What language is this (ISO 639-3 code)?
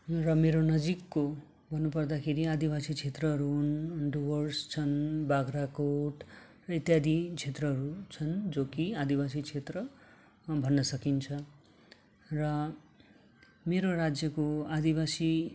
nep